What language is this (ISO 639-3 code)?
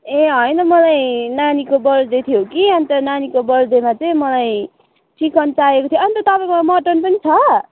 nep